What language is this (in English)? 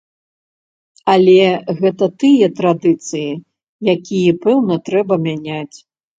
Belarusian